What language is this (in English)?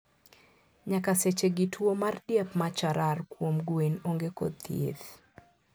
Luo (Kenya and Tanzania)